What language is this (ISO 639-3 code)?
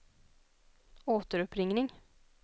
swe